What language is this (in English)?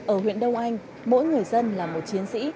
Vietnamese